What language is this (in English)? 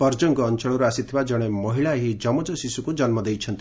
Odia